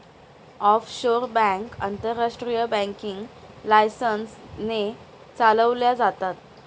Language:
Marathi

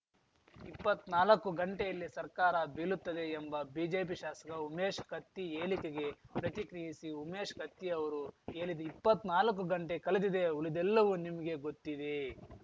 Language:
Kannada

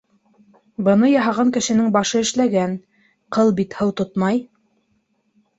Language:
Bashkir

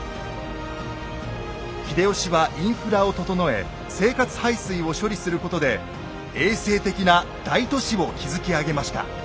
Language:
Japanese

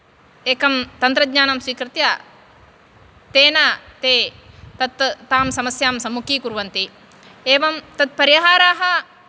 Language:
Sanskrit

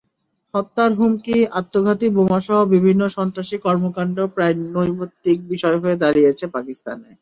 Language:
Bangla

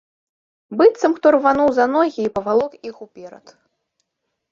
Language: Belarusian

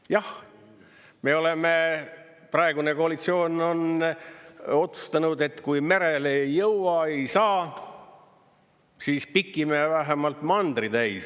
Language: Estonian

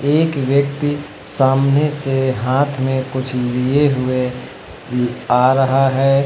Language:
Hindi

